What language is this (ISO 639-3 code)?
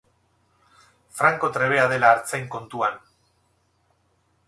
eus